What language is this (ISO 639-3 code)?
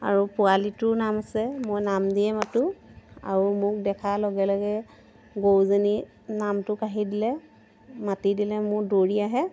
asm